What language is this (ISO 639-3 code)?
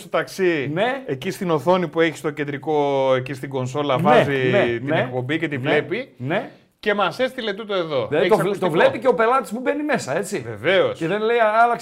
ell